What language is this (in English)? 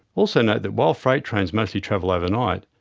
English